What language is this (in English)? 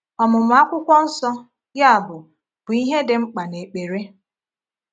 Igbo